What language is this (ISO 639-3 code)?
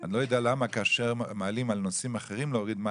heb